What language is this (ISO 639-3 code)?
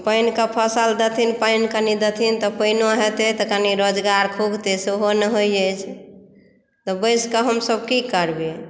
mai